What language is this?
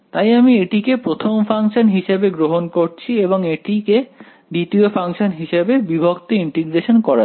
Bangla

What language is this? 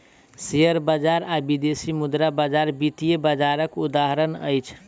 Maithili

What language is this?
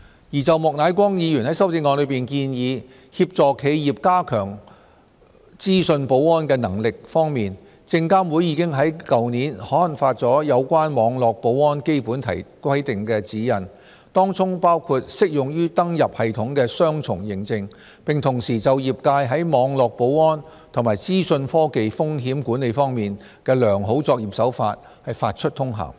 Cantonese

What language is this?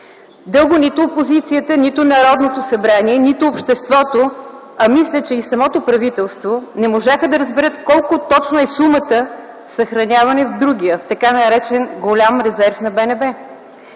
Bulgarian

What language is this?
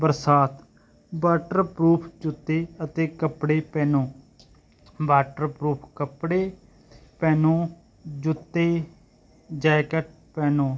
Punjabi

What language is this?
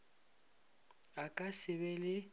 Northern Sotho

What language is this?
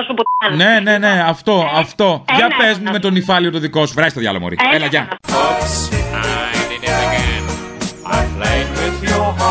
Greek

